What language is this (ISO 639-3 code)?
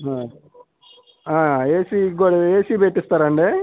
tel